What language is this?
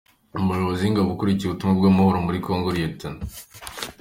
Kinyarwanda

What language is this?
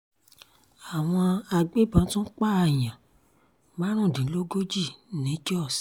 Yoruba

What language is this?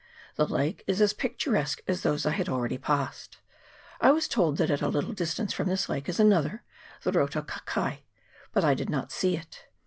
English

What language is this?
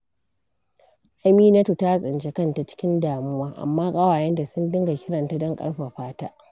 Hausa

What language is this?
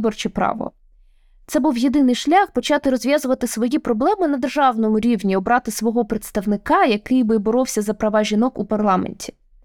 Ukrainian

